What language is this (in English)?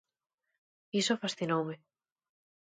Galician